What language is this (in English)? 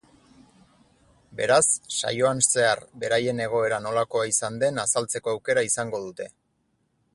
Basque